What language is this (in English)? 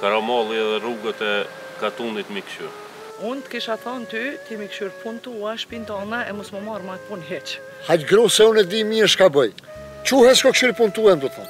Romanian